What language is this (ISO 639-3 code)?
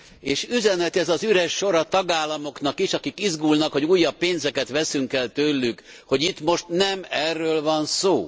hun